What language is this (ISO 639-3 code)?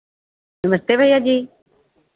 hin